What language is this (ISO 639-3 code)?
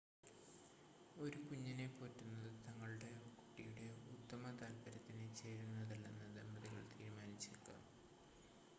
mal